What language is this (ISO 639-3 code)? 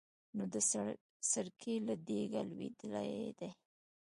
pus